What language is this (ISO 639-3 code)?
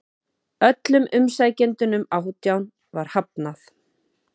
isl